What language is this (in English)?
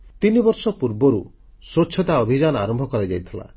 Odia